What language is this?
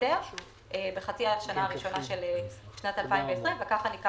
Hebrew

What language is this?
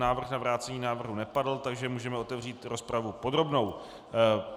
Czech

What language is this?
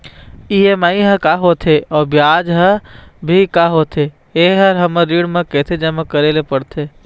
Chhattisgarhi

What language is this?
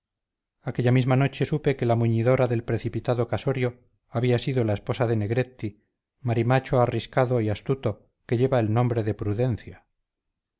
Spanish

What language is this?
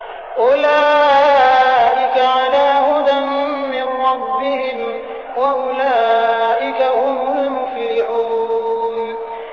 Arabic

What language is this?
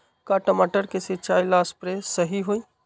Magahi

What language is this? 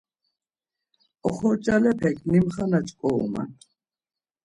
Laz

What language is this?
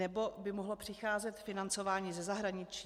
Czech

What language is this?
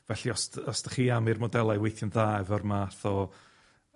Welsh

